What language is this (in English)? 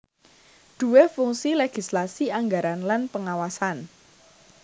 Javanese